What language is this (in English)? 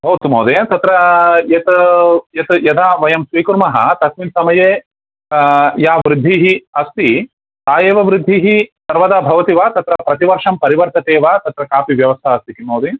Sanskrit